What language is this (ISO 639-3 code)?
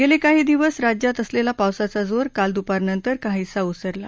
mar